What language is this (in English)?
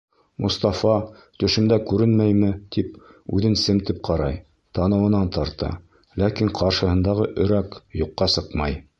Bashkir